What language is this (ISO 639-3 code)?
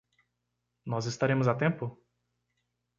por